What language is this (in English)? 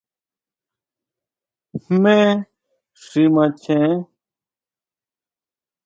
Huautla Mazatec